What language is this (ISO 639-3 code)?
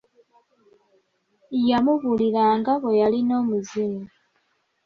lug